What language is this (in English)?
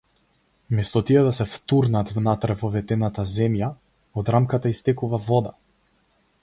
Macedonian